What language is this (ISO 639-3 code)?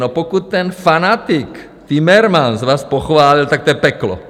ces